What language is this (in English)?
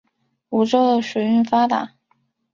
Chinese